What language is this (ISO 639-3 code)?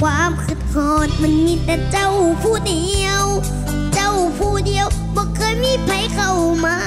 tha